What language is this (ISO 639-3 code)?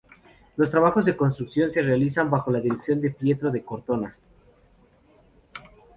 spa